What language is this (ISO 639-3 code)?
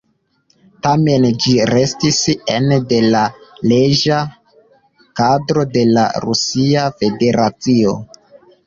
epo